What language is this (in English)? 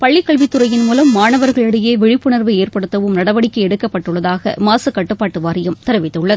Tamil